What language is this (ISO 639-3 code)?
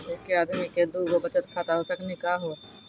mai